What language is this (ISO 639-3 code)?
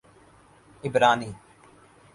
urd